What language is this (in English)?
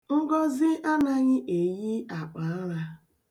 Igbo